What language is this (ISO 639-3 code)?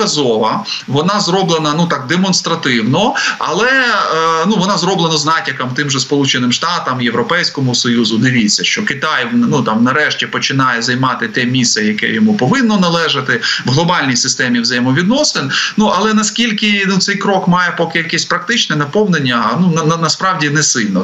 ukr